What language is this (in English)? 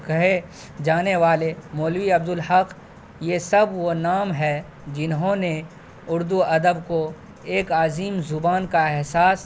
Urdu